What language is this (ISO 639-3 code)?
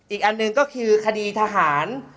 tha